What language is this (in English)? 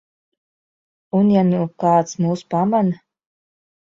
Latvian